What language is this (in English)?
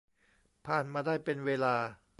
Thai